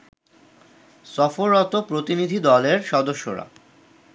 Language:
Bangla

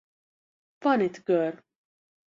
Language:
Hungarian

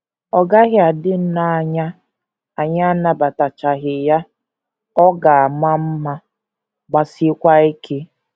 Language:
Igbo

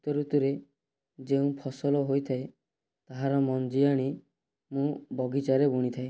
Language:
Odia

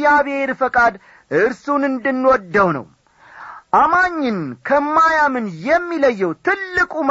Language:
Amharic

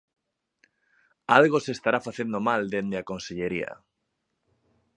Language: Galician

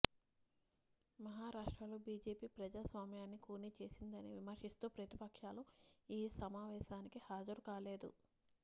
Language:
Telugu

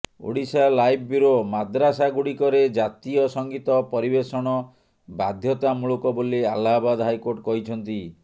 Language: Odia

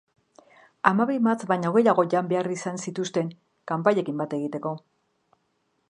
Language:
Basque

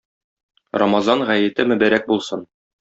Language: Tatar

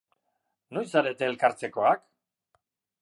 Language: Basque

